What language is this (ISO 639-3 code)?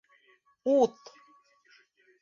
bak